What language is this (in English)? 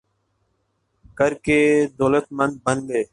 Urdu